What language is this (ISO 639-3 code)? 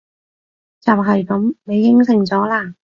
yue